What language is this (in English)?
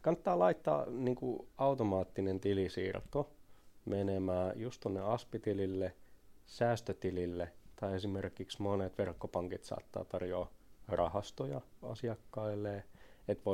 Finnish